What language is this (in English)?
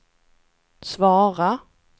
Swedish